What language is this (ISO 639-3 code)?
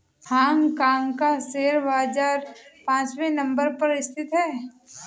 hin